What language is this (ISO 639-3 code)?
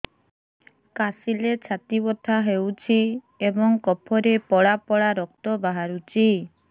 ori